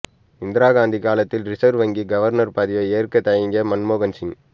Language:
Tamil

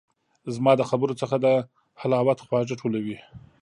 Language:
Pashto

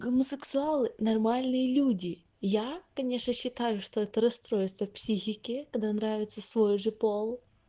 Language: Russian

